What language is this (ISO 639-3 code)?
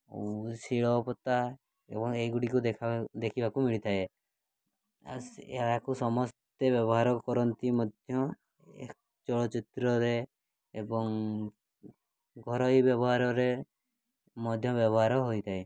ori